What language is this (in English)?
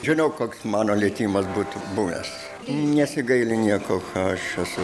Lithuanian